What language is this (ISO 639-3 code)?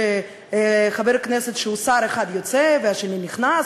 heb